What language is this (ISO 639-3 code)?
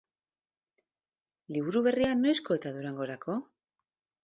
eus